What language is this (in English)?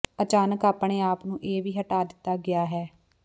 Punjabi